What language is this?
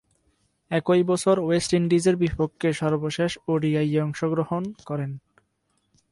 Bangla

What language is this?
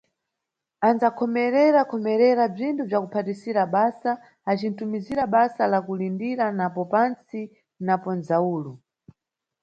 Nyungwe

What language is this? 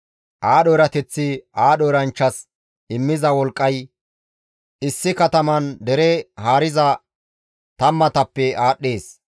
Gamo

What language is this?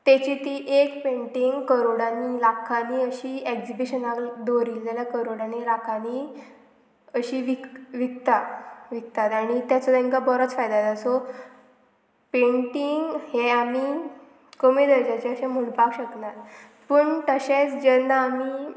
Konkani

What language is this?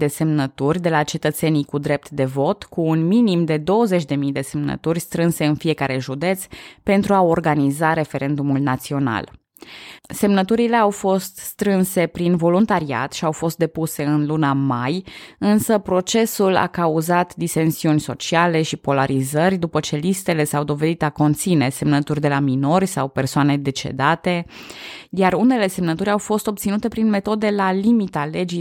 Romanian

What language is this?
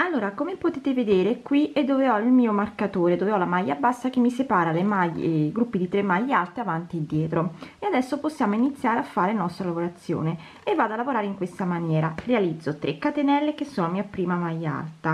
Italian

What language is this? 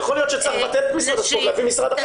Hebrew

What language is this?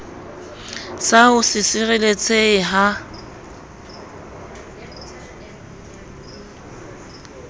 Southern Sotho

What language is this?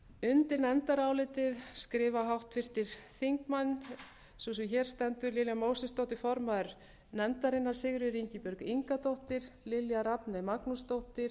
Icelandic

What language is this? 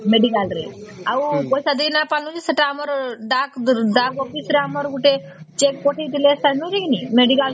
Odia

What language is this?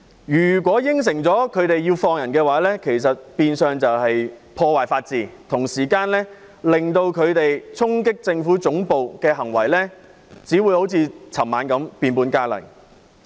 Cantonese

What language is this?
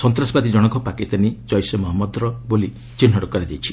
Odia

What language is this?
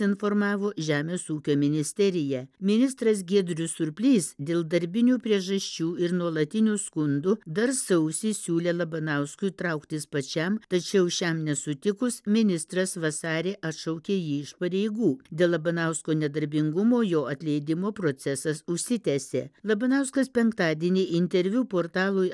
Lithuanian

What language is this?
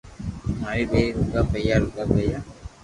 Loarki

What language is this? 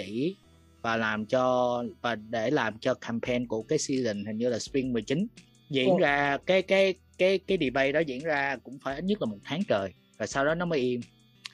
Vietnamese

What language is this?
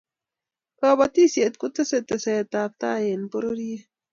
Kalenjin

